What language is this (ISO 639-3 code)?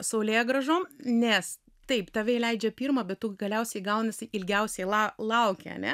lit